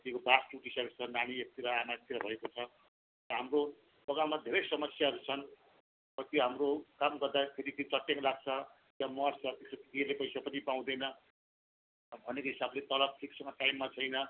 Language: Nepali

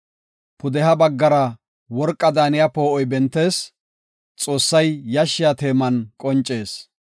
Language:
Gofa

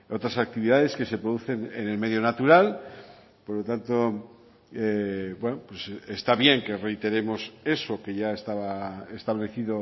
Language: Spanish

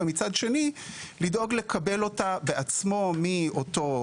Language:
Hebrew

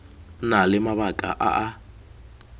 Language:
Tswana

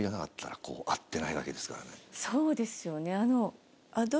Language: Japanese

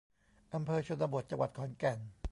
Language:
Thai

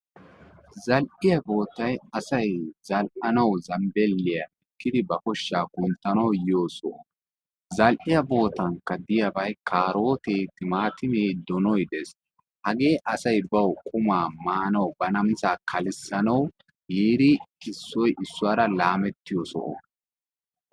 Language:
Wolaytta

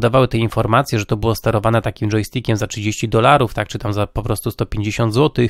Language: Polish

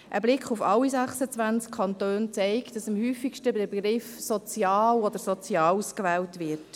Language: Swiss German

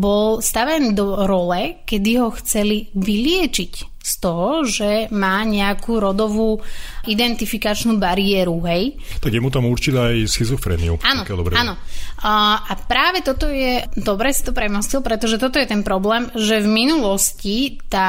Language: Slovak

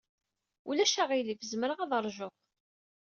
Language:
Kabyle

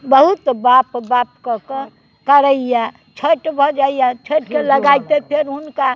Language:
Maithili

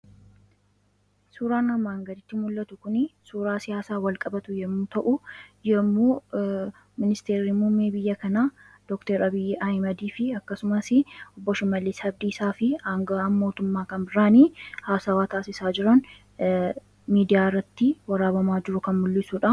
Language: Oromo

